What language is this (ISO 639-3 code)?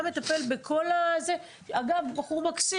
heb